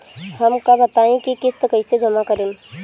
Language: Bhojpuri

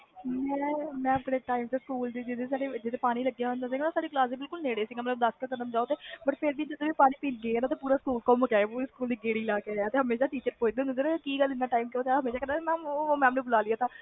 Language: Punjabi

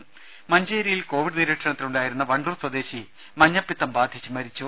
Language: Malayalam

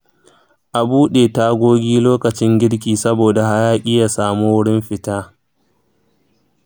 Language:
Hausa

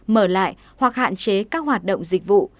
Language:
Vietnamese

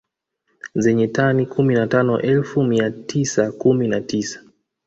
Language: Swahili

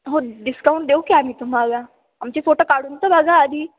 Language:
Marathi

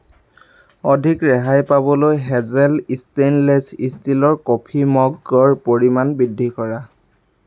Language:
Assamese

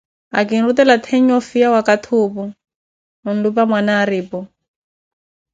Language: Koti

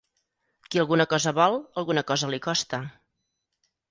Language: Catalan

